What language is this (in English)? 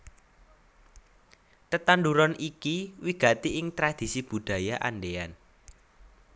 Javanese